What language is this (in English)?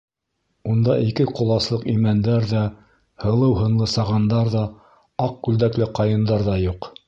Bashkir